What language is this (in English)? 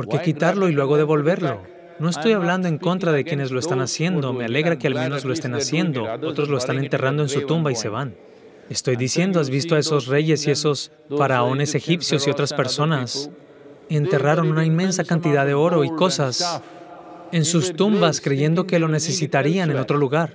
Spanish